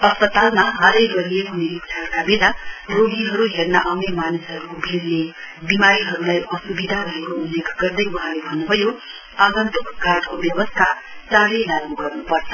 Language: Nepali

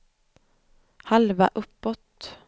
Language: Swedish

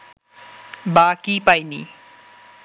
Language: Bangla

